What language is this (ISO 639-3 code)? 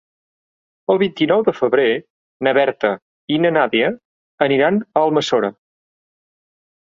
cat